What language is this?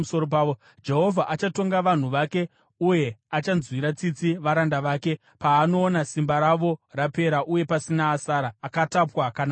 Shona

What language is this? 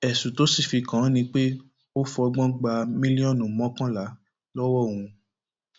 Yoruba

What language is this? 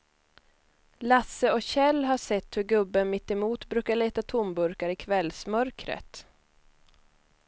Swedish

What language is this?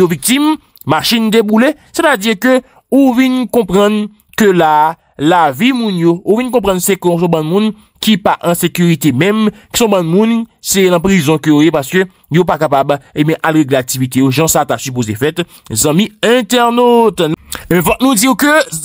French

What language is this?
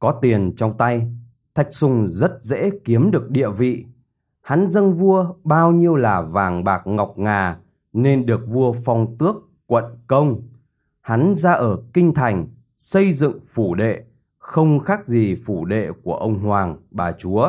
Vietnamese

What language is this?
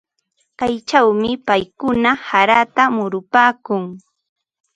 Ambo-Pasco Quechua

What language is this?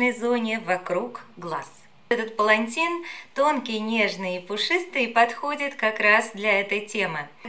Russian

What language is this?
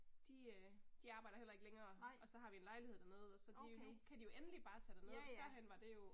Danish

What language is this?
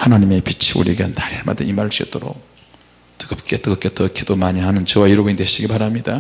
Korean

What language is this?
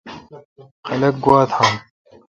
Kalkoti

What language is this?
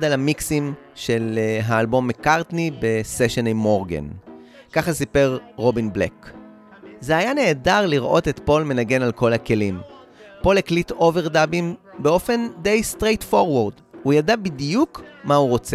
Hebrew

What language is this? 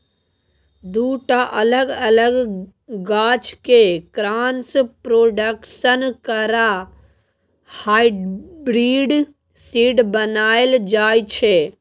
Maithili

